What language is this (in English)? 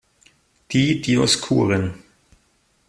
German